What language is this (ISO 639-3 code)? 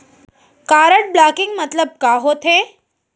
hne